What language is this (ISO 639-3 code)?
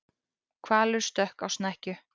isl